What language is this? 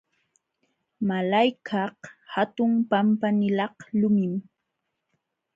Jauja Wanca Quechua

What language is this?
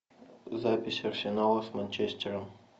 Russian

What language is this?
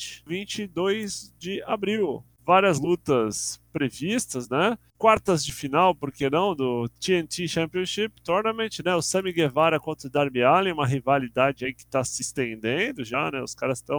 Portuguese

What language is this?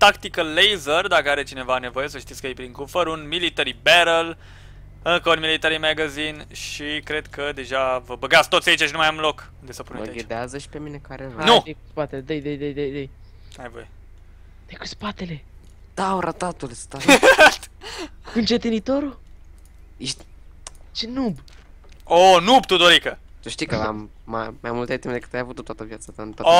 Romanian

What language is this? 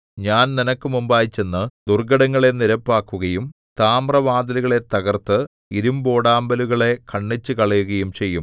Malayalam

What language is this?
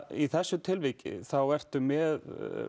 Icelandic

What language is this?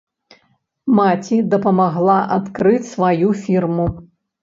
Belarusian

